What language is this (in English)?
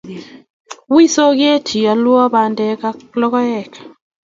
Kalenjin